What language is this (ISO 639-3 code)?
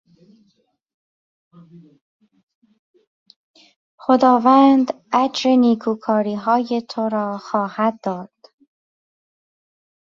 fas